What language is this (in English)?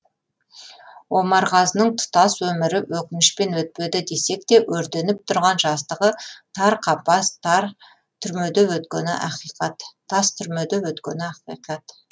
Kazakh